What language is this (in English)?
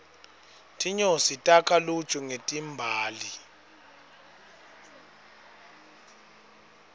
Swati